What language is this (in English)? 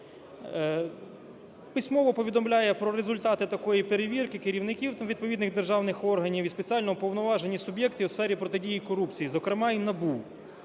Ukrainian